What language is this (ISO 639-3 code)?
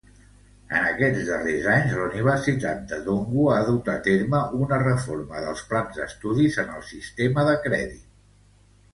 cat